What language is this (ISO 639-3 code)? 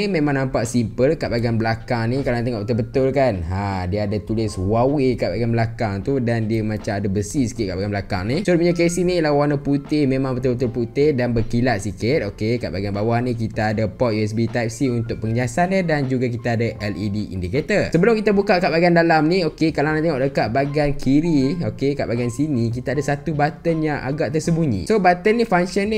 msa